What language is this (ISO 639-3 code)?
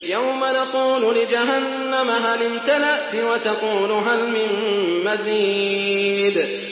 ara